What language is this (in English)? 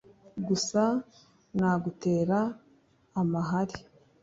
Kinyarwanda